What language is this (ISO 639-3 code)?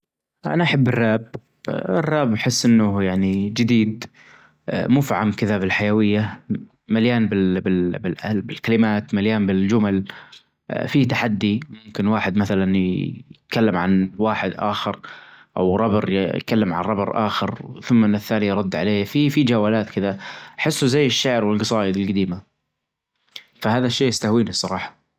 ars